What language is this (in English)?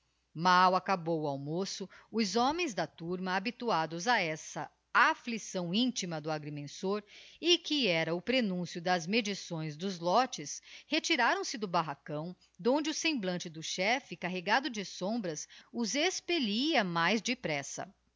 Portuguese